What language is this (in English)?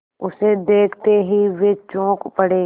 Hindi